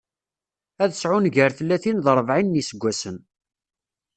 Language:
Kabyle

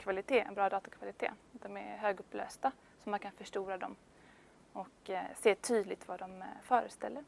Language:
Swedish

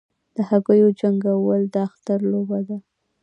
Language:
Pashto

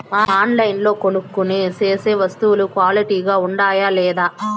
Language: Telugu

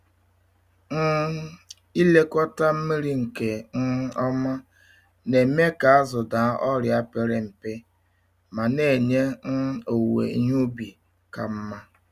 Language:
Igbo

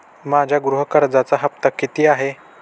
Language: Marathi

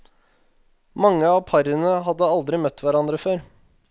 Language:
Norwegian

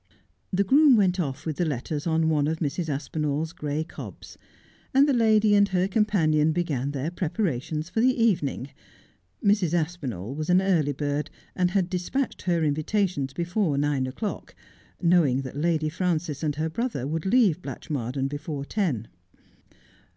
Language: English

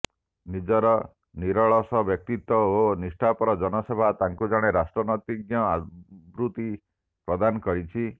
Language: Odia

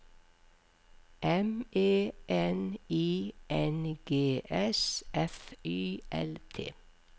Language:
Norwegian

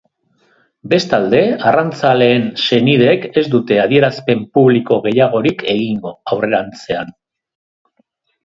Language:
Basque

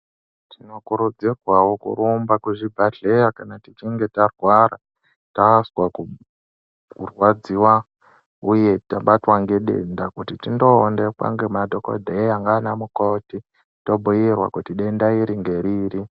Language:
Ndau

